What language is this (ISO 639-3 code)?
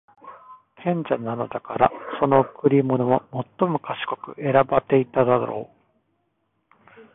jpn